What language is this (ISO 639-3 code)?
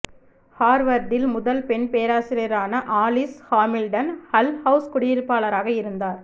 tam